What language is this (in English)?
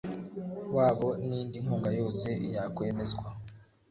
Kinyarwanda